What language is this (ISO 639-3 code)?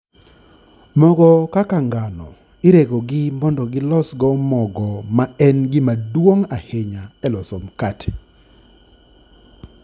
luo